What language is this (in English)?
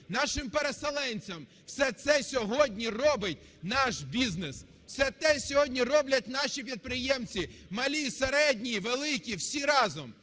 Ukrainian